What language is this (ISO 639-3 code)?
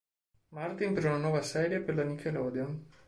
ita